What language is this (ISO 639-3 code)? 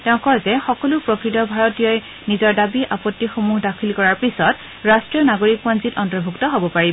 asm